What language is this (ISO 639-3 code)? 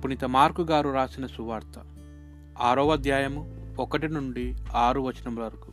tel